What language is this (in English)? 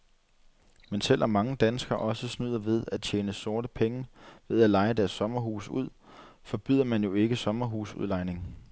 Danish